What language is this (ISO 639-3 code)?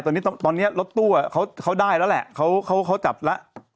tha